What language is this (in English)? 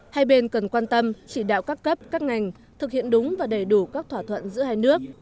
Vietnamese